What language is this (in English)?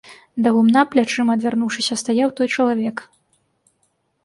Belarusian